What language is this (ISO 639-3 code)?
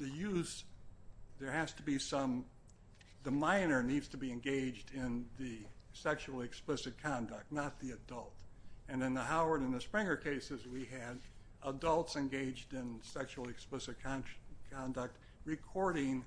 eng